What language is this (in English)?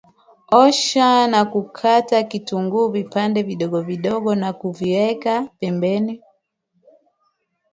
Swahili